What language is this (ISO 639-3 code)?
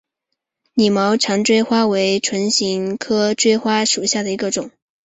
zho